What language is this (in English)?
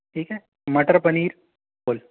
Hindi